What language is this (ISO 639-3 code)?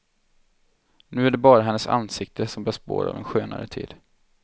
swe